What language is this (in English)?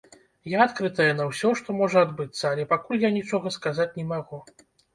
Belarusian